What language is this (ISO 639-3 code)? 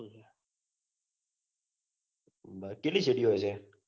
guj